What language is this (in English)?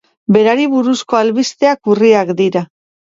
Basque